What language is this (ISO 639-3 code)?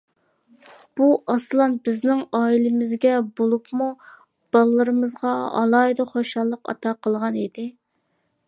uig